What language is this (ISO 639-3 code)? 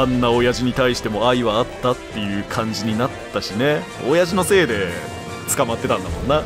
jpn